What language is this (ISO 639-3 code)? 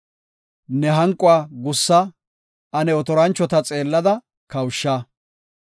gof